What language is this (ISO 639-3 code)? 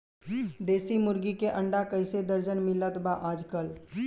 bho